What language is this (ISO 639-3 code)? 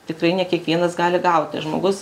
lit